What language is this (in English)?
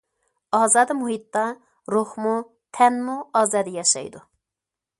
Uyghur